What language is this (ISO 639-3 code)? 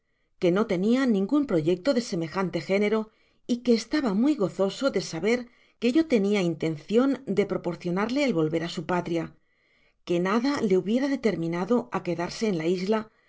spa